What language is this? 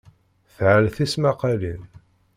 Kabyle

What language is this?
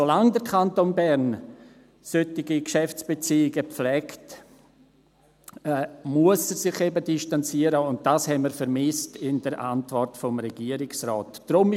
Swiss German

